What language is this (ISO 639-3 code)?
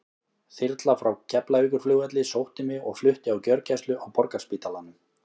isl